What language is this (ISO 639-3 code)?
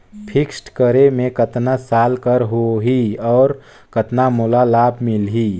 hne